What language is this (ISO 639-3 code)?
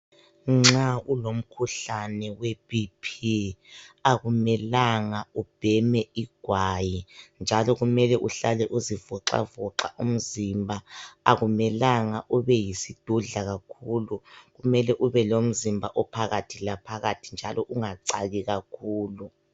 nde